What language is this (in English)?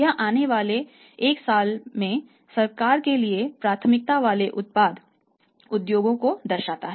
Hindi